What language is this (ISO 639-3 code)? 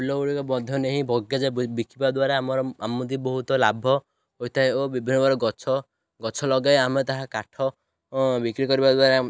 ori